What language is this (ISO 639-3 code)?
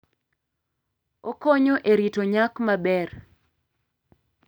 luo